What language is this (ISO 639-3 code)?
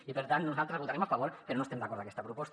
cat